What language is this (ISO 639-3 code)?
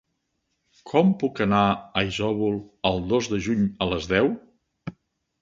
cat